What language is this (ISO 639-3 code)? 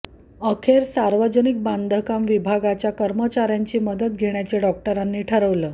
mar